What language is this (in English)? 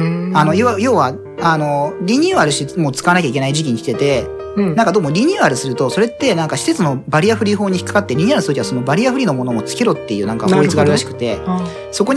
Japanese